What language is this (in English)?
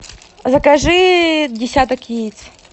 Russian